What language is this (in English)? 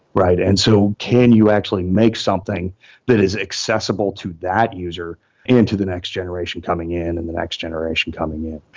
English